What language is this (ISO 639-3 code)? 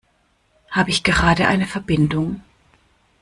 deu